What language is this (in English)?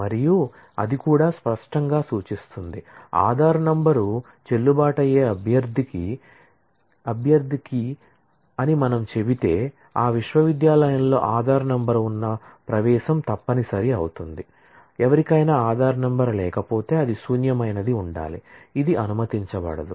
Telugu